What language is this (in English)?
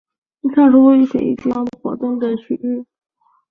Chinese